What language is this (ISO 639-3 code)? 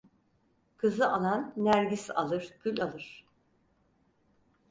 tur